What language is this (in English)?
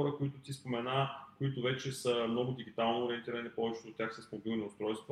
Bulgarian